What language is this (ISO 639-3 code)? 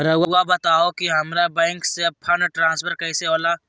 mag